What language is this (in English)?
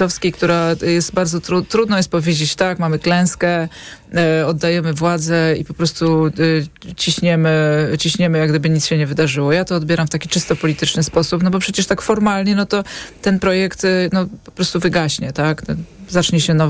Polish